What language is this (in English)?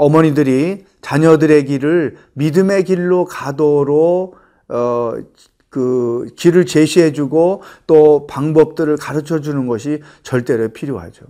Korean